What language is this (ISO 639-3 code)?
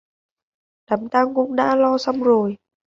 vie